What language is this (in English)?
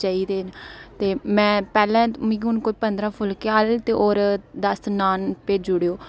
Dogri